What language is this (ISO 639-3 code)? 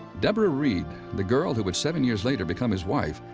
eng